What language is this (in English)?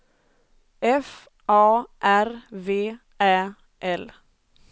Swedish